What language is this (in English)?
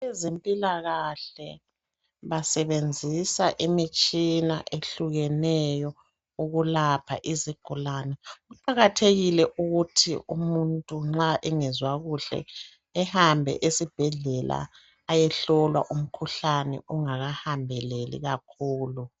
North Ndebele